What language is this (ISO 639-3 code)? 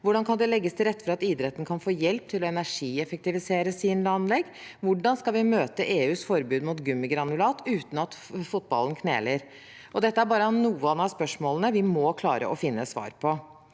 nor